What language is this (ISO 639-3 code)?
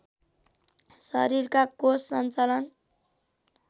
nep